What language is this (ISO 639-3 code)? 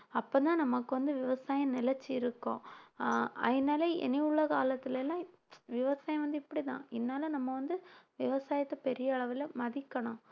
tam